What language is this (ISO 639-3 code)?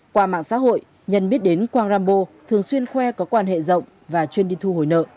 vie